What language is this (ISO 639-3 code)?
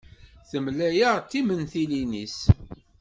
kab